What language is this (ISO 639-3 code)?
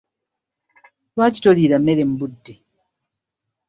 lug